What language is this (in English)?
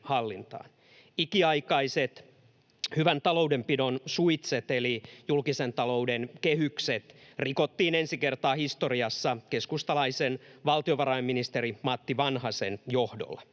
Finnish